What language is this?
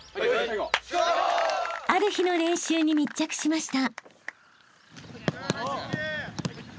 Japanese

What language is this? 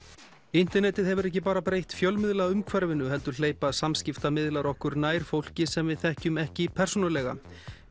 Icelandic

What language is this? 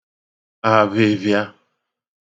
Igbo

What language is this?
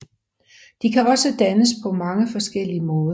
Danish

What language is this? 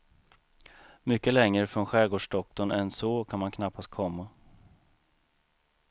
Swedish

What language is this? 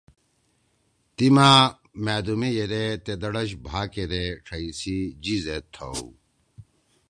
Torwali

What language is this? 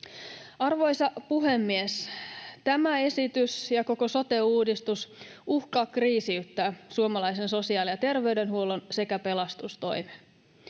Finnish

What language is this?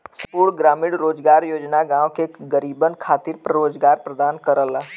Bhojpuri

